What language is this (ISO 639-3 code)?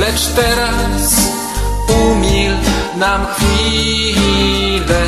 pol